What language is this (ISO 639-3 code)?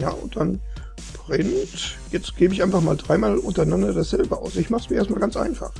deu